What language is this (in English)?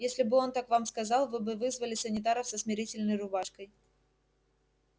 Russian